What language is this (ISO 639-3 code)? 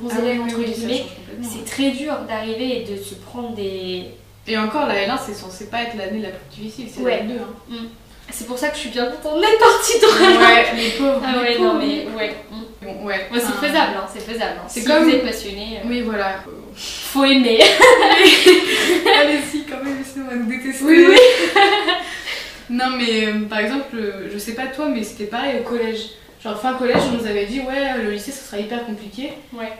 fra